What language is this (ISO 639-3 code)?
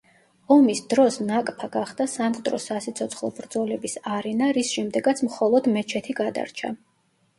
kat